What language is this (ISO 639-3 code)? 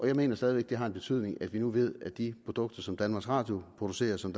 dan